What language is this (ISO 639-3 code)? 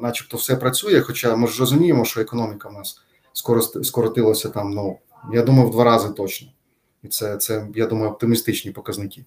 ukr